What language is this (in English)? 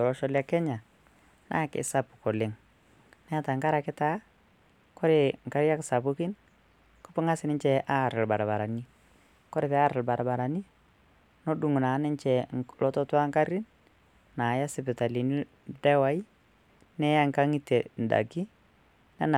Masai